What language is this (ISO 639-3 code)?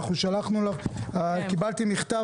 heb